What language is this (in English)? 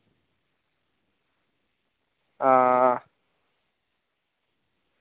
Dogri